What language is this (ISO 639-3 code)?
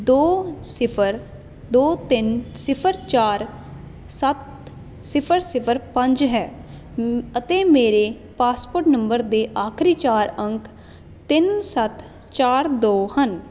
pan